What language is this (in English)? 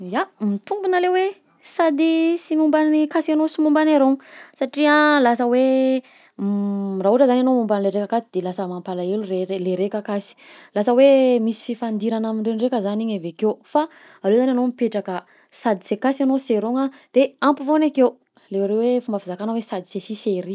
Southern Betsimisaraka Malagasy